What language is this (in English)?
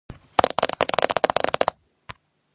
Georgian